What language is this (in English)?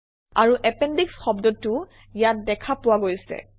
Assamese